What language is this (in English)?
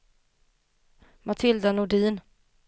Swedish